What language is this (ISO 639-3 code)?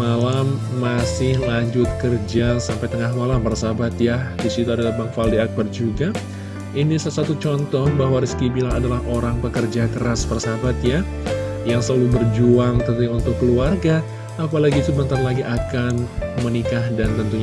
ind